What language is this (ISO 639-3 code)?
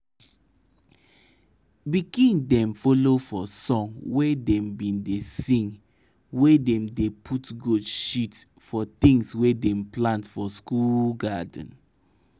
pcm